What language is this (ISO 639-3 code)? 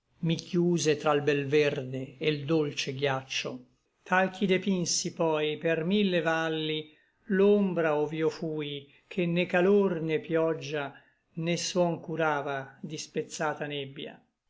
ita